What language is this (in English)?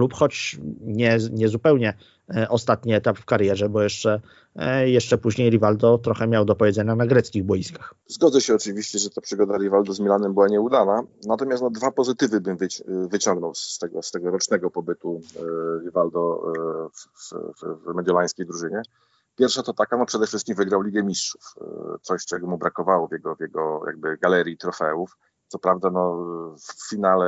Polish